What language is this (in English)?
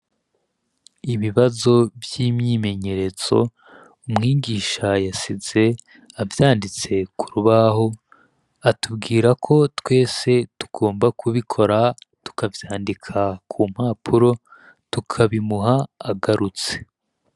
Rundi